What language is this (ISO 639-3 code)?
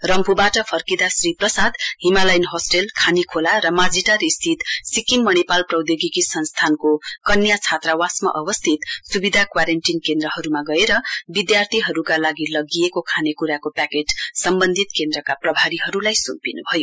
nep